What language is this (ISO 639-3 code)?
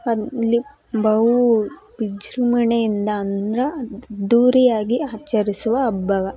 kan